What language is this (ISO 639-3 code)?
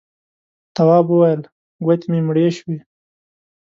pus